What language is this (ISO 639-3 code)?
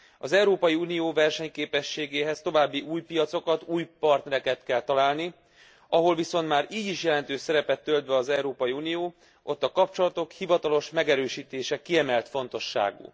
hun